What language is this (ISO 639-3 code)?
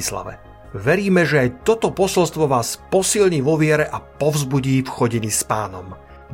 slk